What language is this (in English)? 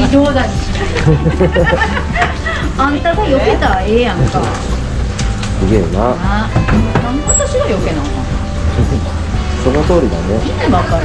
Japanese